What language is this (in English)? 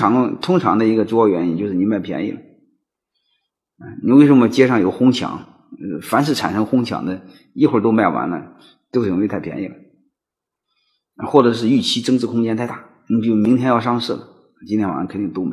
Chinese